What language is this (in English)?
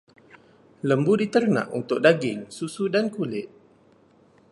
Malay